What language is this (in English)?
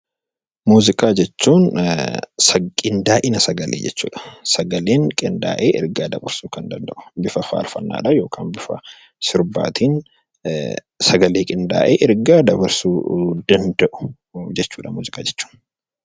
Oromo